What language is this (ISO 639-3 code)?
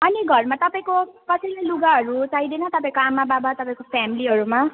nep